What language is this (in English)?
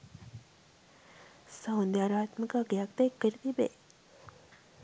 Sinhala